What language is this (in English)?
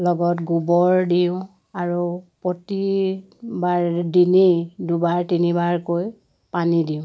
Assamese